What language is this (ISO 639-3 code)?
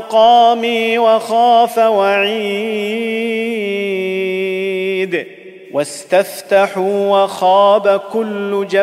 ara